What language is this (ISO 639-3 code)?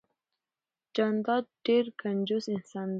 pus